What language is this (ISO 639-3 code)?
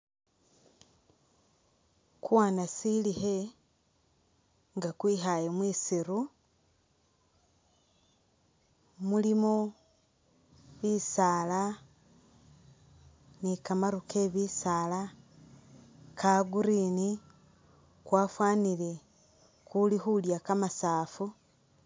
myx